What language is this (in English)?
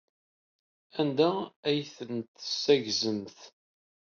Kabyle